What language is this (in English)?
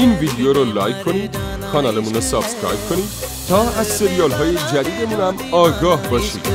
Persian